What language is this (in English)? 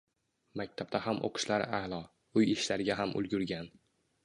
Uzbek